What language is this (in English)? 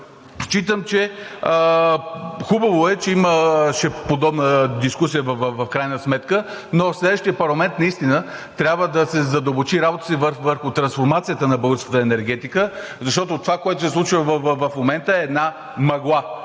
Bulgarian